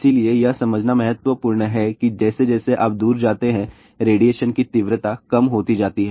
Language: Hindi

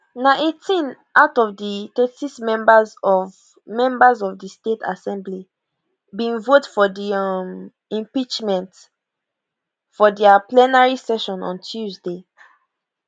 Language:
Nigerian Pidgin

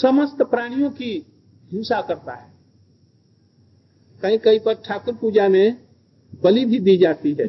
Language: Hindi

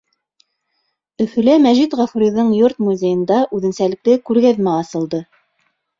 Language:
Bashkir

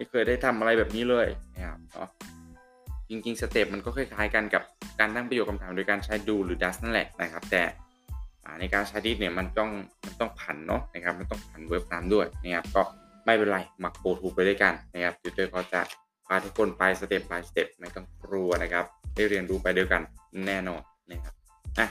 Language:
Thai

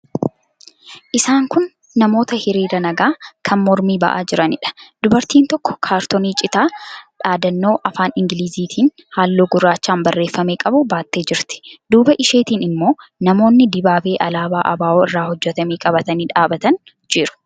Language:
Oromo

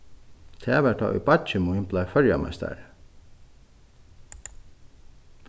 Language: Faroese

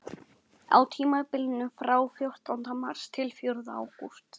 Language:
Icelandic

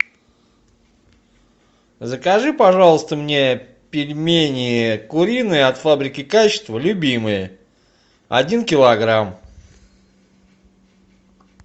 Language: Russian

